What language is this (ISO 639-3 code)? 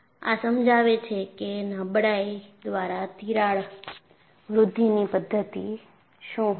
guj